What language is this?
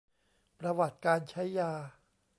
Thai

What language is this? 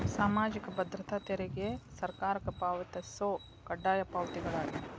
Kannada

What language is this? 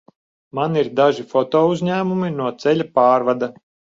Latvian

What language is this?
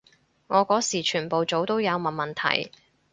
Cantonese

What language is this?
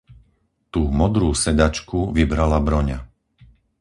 Slovak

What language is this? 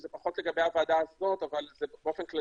Hebrew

